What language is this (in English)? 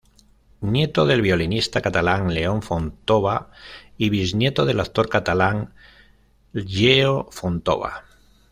Spanish